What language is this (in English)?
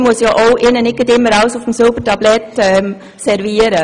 Swiss German